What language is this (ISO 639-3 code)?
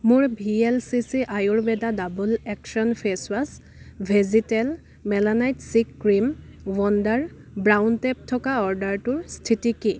asm